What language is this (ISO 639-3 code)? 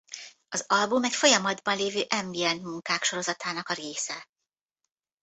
hun